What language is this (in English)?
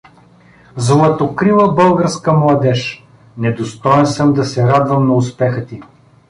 Bulgarian